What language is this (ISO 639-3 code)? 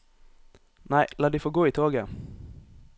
nor